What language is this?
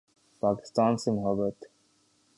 Urdu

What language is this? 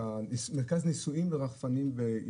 Hebrew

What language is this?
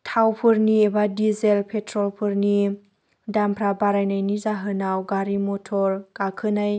Bodo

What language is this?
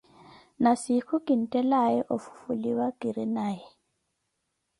Koti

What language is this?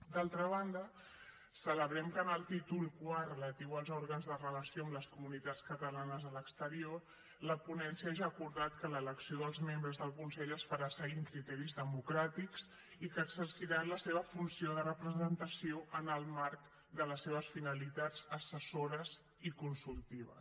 Catalan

